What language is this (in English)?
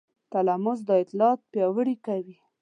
Pashto